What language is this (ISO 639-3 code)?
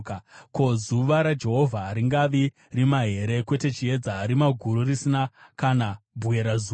sna